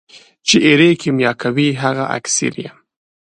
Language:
Pashto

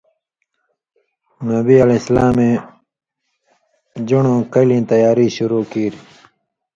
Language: Indus Kohistani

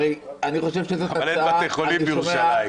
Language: Hebrew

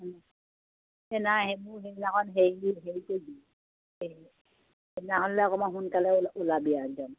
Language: Assamese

